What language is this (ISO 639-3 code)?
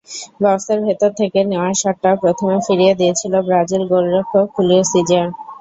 ben